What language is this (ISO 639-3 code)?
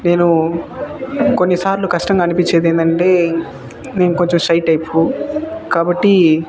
tel